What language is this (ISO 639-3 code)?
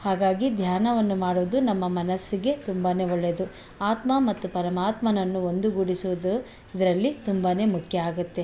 kan